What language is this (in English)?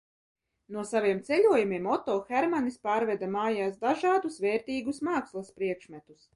Latvian